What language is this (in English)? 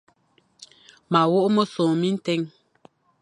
Fang